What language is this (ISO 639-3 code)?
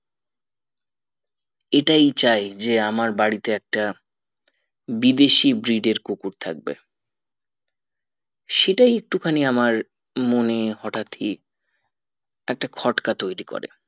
ben